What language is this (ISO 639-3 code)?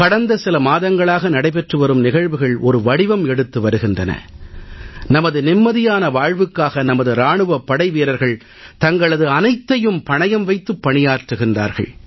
tam